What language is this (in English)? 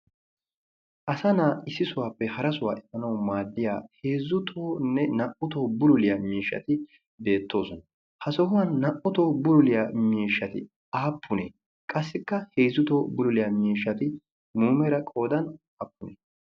Wolaytta